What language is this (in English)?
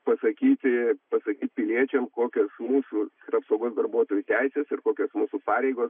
Lithuanian